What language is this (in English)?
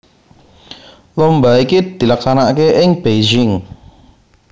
Javanese